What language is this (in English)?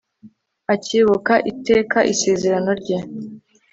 Kinyarwanda